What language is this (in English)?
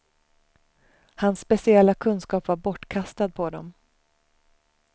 Swedish